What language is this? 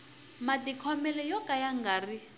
Tsonga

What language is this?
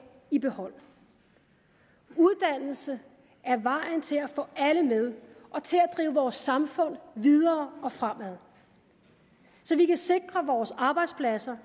Danish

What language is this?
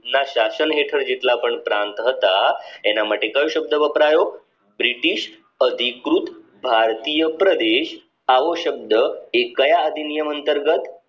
Gujarati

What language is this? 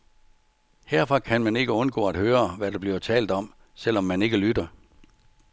Danish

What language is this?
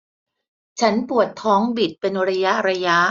Thai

